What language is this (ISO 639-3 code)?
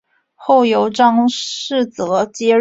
zho